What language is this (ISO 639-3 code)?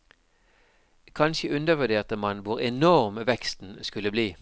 nor